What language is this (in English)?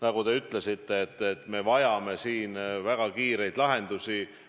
Estonian